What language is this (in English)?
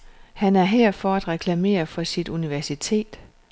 Danish